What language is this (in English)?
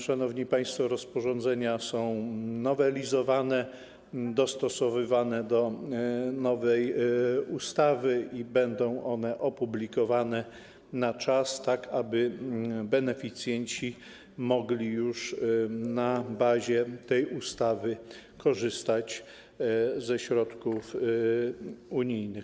Polish